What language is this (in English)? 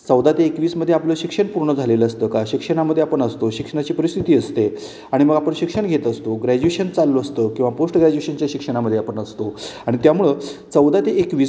Marathi